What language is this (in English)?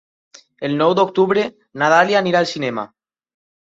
Catalan